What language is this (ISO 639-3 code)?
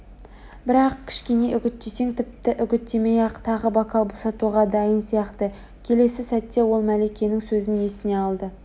kaz